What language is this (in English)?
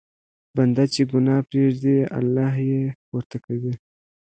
Pashto